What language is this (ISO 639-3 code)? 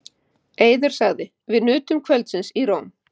isl